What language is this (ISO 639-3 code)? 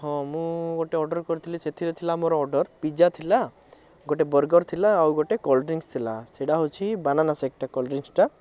ori